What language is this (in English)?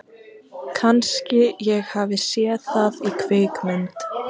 Icelandic